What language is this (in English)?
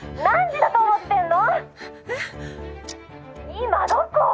Japanese